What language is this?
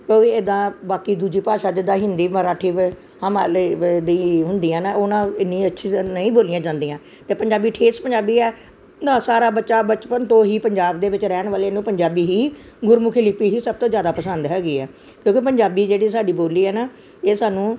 Punjabi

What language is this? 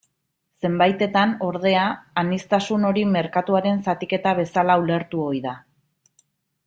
Basque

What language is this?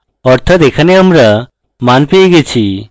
Bangla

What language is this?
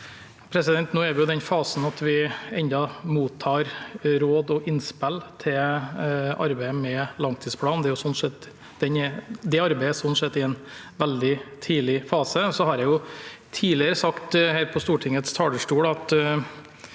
Norwegian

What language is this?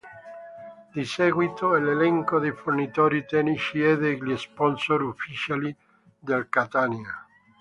Italian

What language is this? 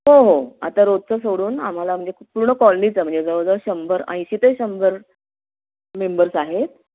Marathi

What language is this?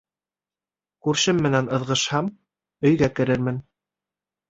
Bashkir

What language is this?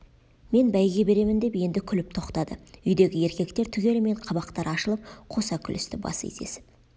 Kazakh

